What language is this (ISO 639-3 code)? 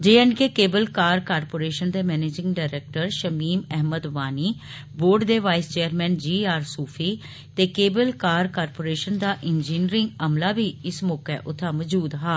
doi